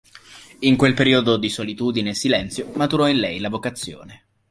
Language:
Italian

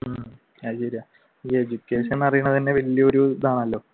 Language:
Malayalam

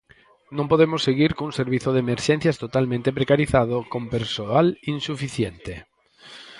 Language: Galician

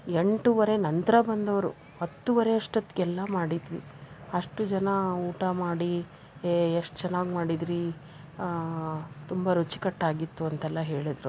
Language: Kannada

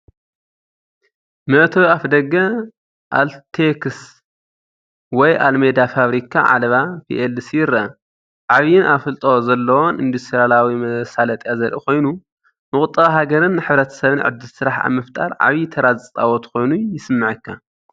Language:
Tigrinya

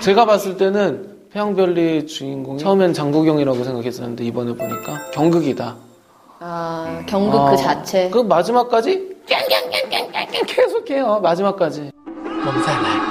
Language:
Korean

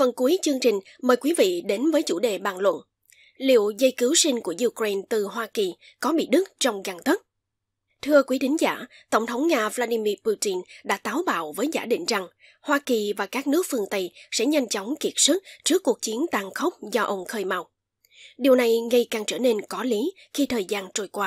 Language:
Vietnamese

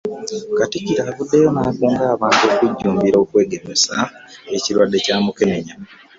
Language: Ganda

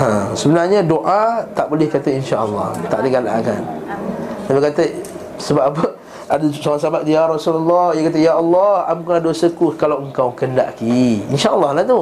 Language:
Malay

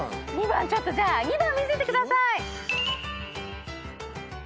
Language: Japanese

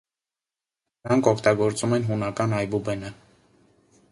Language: Armenian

